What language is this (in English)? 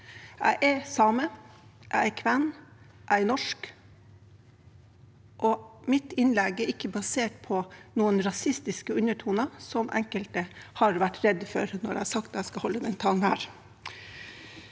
Norwegian